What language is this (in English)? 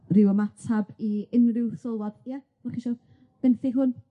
Welsh